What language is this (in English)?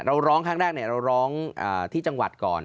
Thai